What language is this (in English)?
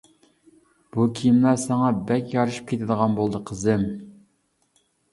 Uyghur